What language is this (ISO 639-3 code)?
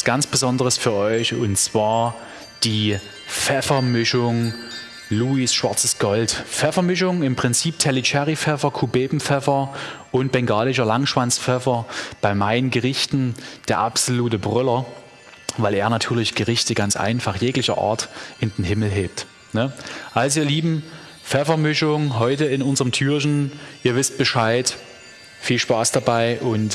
deu